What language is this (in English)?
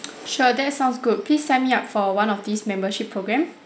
English